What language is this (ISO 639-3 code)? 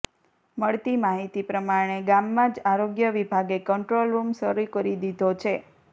guj